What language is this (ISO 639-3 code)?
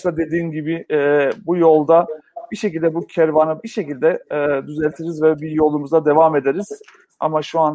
tur